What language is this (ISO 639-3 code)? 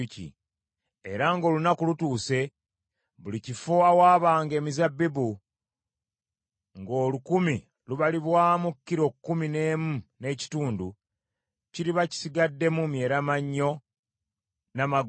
lug